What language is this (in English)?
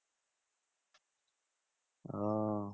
Bangla